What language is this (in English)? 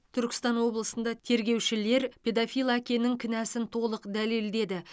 Kazakh